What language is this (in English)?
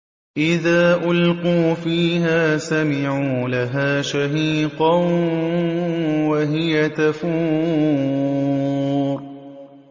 Arabic